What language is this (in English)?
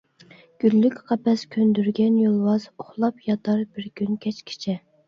Uyghur